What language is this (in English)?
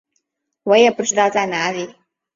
Chinese